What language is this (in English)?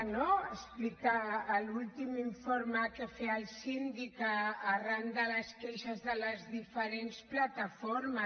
Catalan